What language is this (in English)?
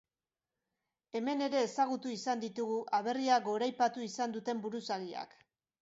Basque